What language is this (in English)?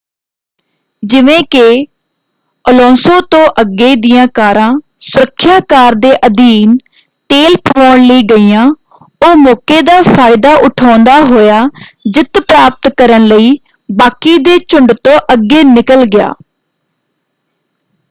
Punjabi